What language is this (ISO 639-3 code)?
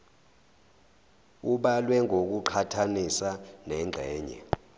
zul